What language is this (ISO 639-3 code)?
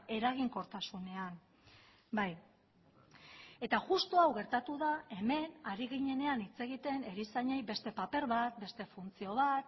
eus